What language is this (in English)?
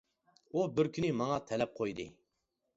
Uyghur